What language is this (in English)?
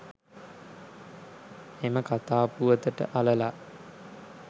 Sinhala